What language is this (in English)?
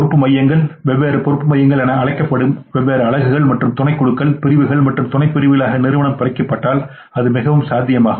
Tamil